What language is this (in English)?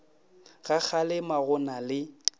Northern Sotho